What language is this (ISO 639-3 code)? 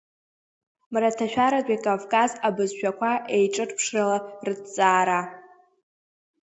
abk